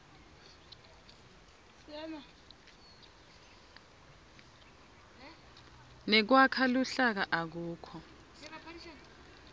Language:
Swati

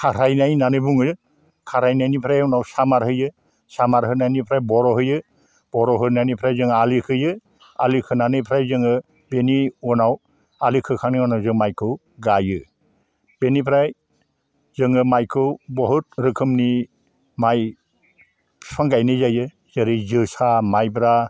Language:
Bodo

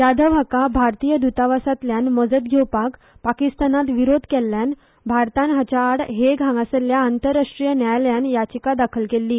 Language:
Konkani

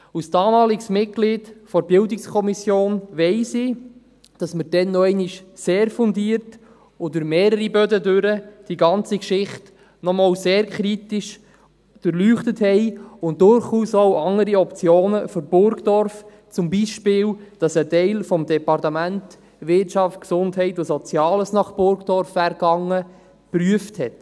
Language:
Swiss German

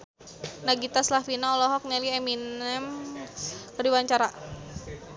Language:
Sundanese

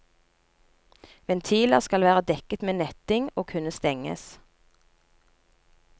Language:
Norwegian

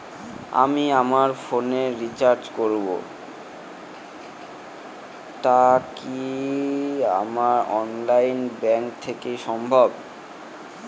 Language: Bangla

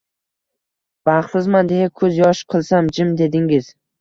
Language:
Uzbek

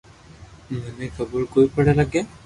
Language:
Loarki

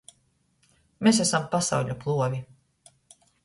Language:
Latgalian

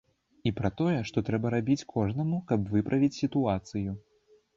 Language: Belarusian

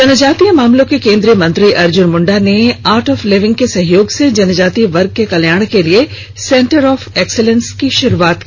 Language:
Hindi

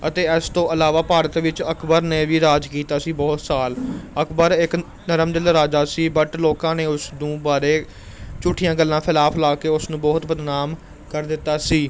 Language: Punjabi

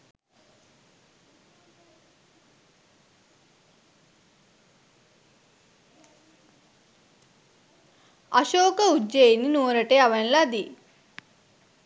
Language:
Sinhala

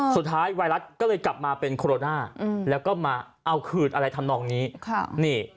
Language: Thai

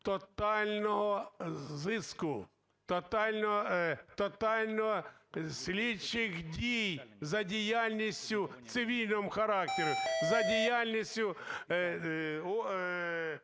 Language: Ukrainian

